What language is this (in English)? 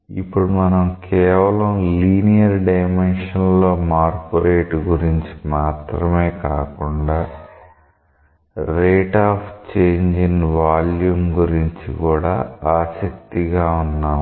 Telugu